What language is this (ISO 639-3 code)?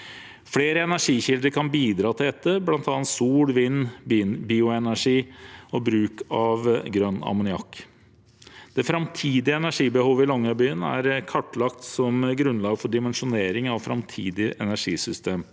nor